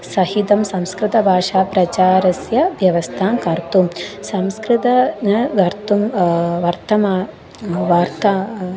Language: Sanskrit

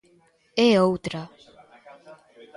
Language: Galician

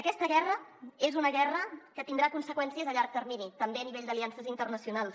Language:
Catalan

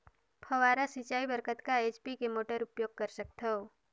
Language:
Chhattisgarhi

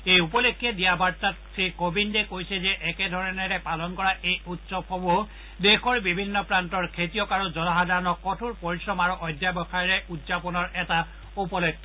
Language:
Assamese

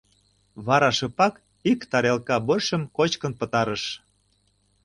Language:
Mari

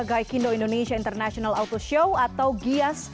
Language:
Indonesian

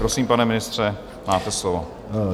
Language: Czech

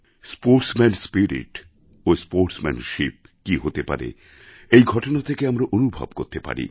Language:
Bangla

